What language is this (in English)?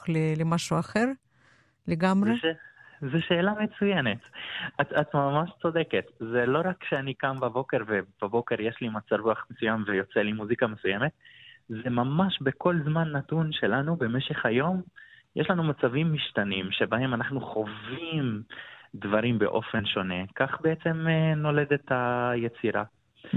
Hebrew